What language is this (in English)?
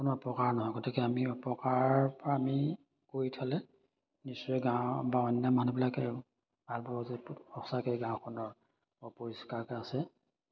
Assamese